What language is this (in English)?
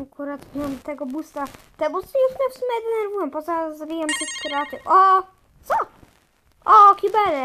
Polish